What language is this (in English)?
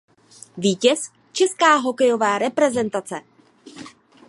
Czech